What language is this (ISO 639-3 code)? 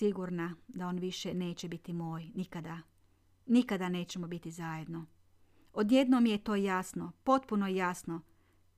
hrv